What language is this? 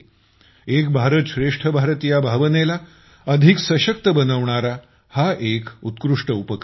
Marathi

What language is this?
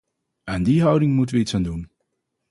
Dutch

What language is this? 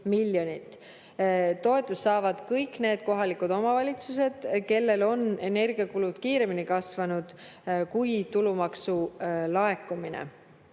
Estonian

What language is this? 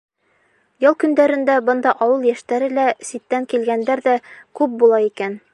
Bashkir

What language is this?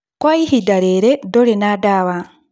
Kikuyu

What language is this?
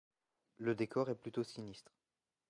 French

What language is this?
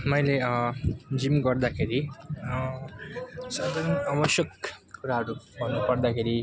Nepali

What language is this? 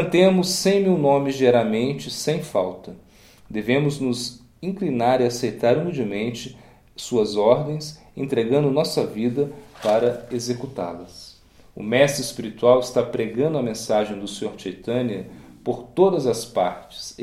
Portuguese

